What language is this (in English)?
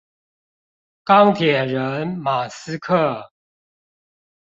Chinese